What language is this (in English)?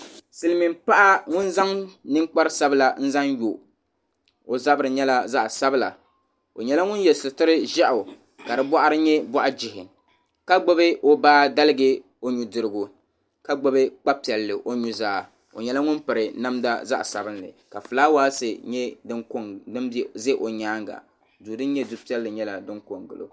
Dagbani